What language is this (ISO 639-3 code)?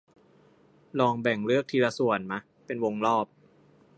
tha